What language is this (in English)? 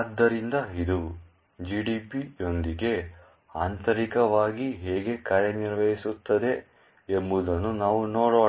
Kannada